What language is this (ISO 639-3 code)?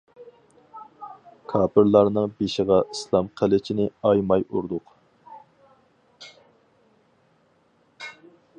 uig